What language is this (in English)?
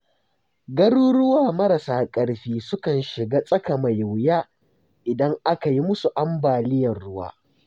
Hausa